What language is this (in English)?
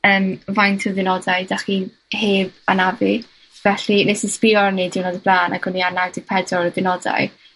Welsh